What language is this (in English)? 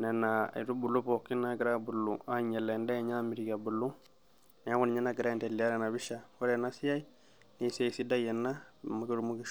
Masai